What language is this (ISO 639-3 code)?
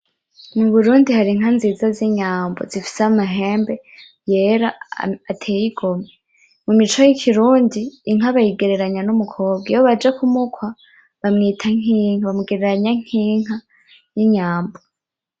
run